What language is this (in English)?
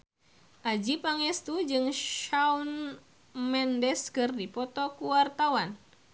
Sundanese